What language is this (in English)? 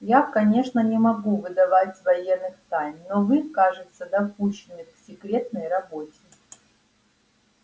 Russian